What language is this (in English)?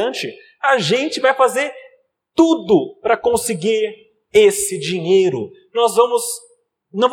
Portuguese